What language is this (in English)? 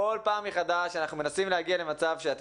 Hebrew